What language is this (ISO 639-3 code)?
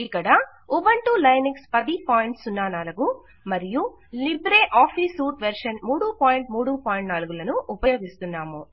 tel